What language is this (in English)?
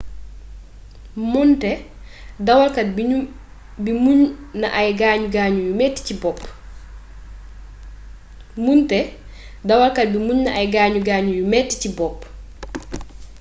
Wolof